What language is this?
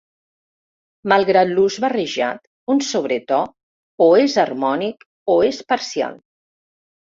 Catalan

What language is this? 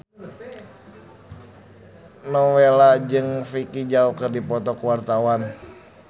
Sundanese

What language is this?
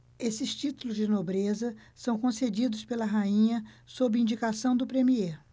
Portuguese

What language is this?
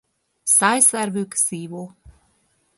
Hungarian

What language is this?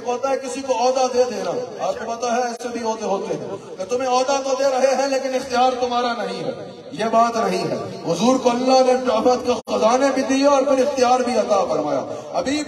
Arabic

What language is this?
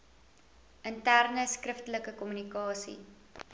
Afrikaans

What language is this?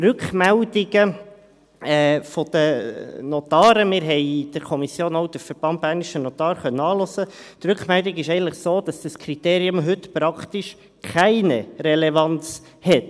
Swiss German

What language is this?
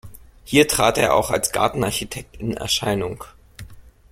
German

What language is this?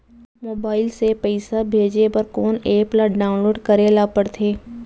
Chhattisgarhi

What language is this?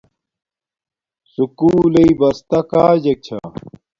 Domaaki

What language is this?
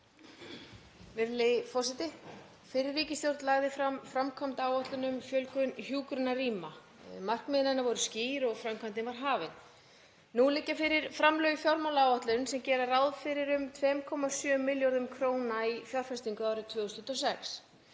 Icelandic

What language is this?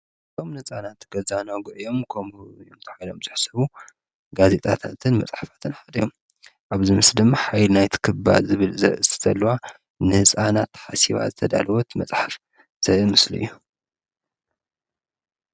Tigrinya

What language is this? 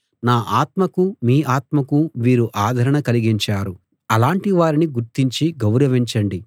Telugu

